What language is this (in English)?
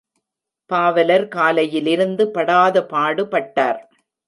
Tamil